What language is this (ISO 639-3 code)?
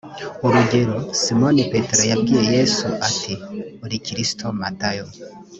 kin